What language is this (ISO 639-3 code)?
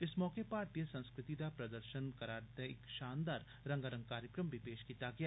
doi